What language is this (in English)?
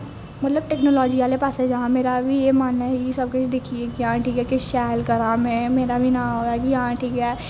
Dogri